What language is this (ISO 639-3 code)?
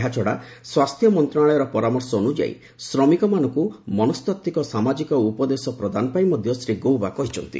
ori